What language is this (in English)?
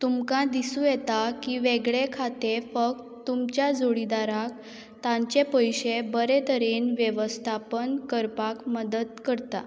Konkani